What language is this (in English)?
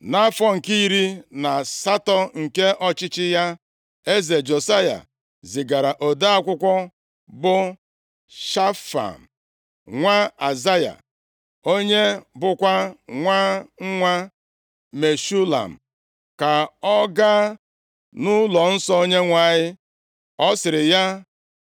Igbo